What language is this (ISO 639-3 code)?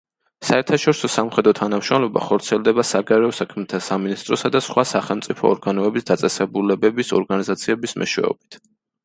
kat